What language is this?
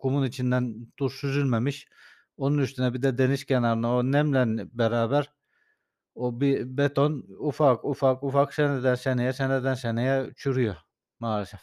Turkish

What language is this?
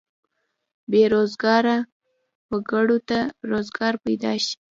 Pashto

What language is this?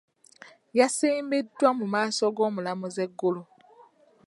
Ganda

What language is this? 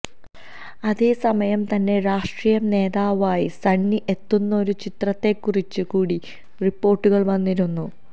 Malayalam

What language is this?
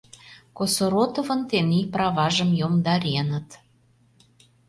Mari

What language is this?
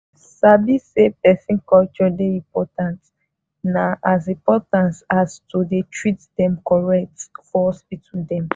Nigerian Pidgin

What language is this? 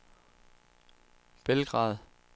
Danish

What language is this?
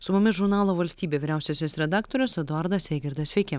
Lithuanian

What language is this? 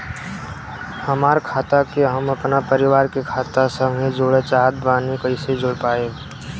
Bhojpuri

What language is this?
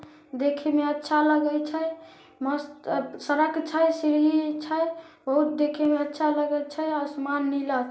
Magahi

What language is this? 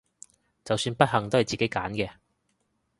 Cantonese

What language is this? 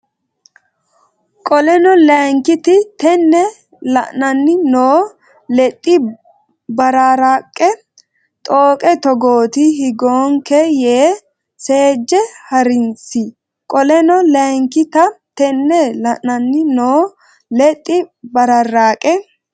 Sidamo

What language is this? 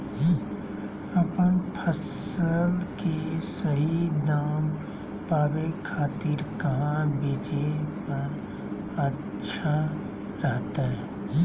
Magahi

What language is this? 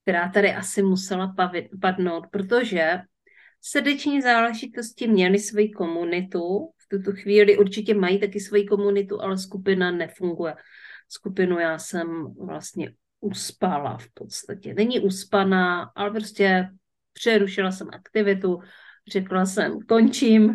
Czech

